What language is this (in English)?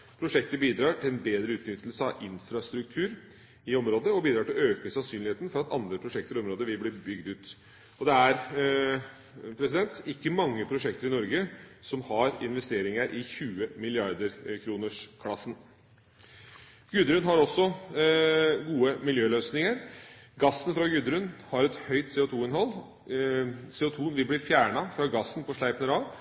Norwegian Bokmål